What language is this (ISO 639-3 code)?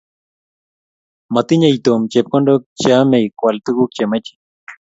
kln